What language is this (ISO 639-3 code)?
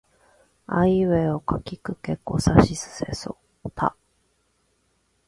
jpn